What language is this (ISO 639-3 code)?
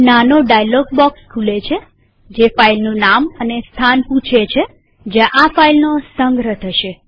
guj